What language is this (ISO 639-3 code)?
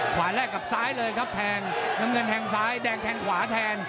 tha